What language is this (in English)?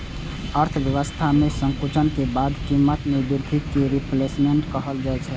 Maithili